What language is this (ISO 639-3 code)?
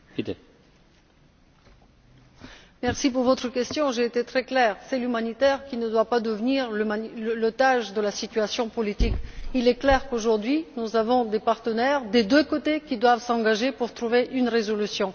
fra